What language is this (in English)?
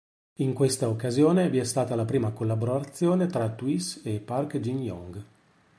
Italian